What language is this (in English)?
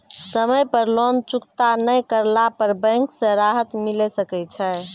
Maithili